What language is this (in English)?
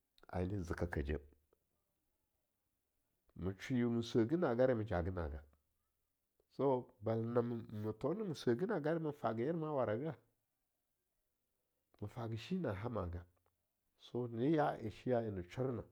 Longuda